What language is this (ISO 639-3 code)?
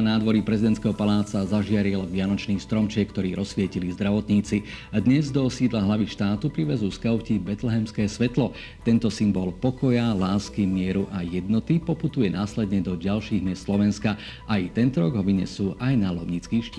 slk